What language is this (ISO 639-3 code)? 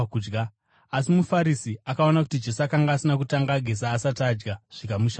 sna